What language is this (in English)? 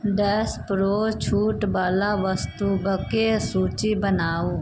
Maithili